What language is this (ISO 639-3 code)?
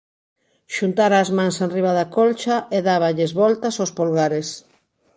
glg